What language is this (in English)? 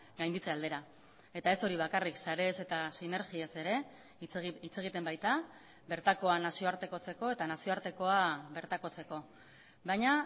Basque